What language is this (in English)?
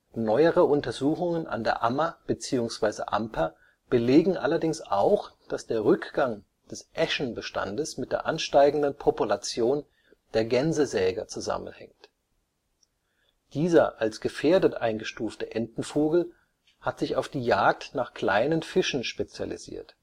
German